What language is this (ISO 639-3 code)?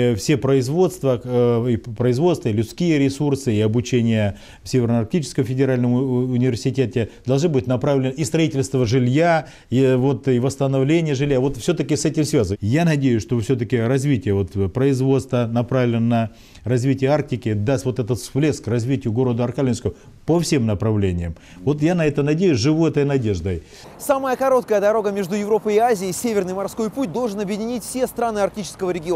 rus